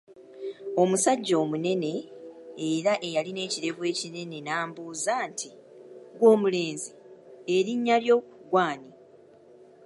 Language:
Ganda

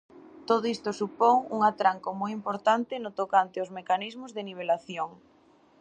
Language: Galician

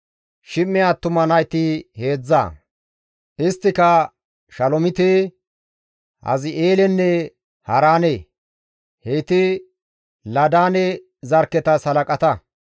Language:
Gamo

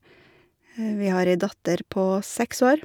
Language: Norwegian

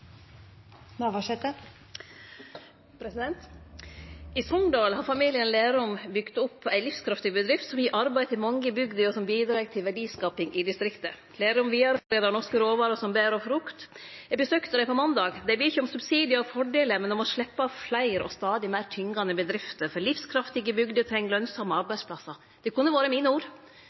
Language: Norwegian Nynorsk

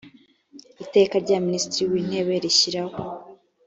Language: Kinyarwanda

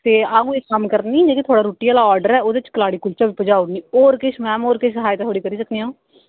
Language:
Dogri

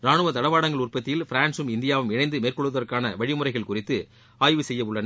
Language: Tamil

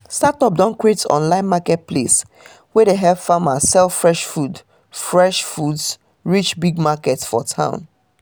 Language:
Nigerian Pidgin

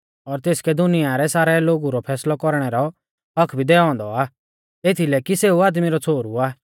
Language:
Mahasu Pahari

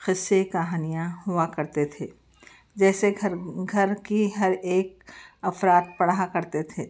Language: Urdu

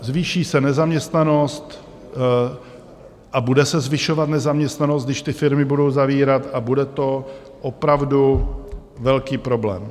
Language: Czech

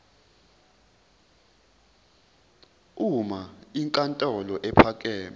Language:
Zulu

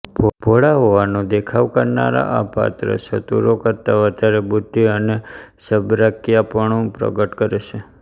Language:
Gujarati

